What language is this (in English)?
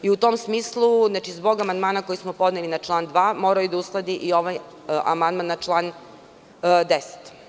Serbian